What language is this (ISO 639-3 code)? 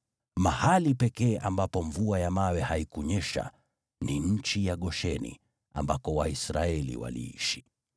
swa